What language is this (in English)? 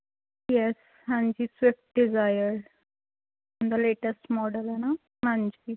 Punjabi